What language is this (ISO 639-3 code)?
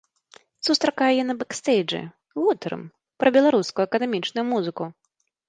bel